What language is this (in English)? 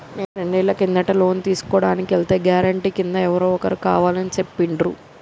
Telugu